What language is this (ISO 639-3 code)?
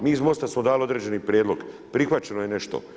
hrv